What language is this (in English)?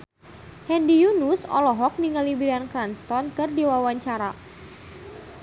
Sundanese